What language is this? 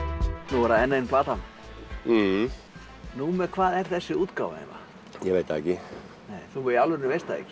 Icelandic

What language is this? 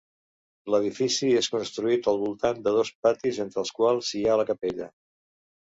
Catalan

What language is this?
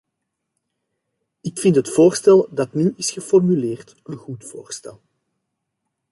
Dutch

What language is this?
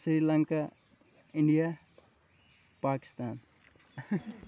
Kashmiri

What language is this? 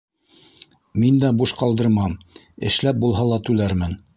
Bashkir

